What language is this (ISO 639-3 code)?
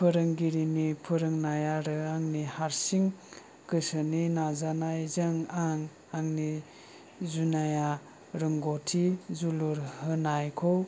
brx